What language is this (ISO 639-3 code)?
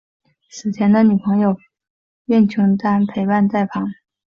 zho